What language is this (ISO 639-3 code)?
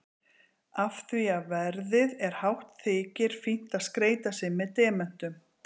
isl